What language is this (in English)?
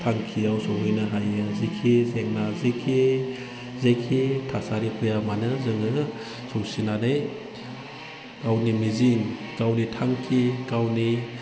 Bodo